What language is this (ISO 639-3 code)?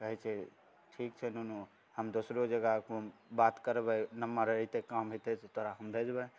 mai